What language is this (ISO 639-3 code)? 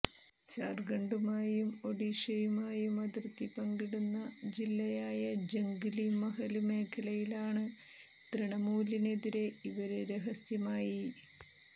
mal